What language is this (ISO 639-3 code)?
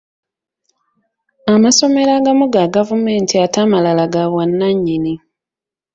lug